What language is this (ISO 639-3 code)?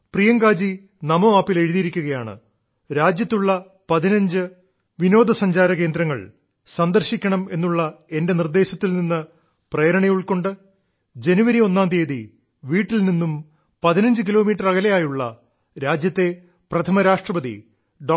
mal